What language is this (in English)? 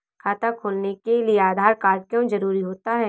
Hindi